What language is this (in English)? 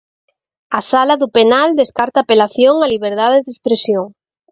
Galician